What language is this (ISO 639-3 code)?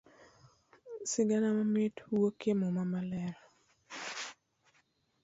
luo